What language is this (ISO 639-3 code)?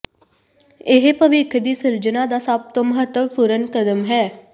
pan